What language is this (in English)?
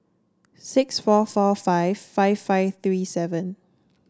English